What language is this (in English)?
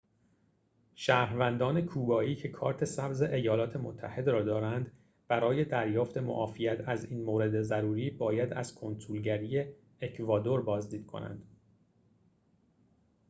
Persian